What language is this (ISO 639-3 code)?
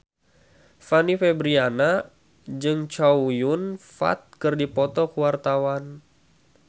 sun